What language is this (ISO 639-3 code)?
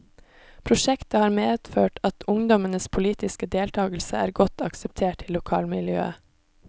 nor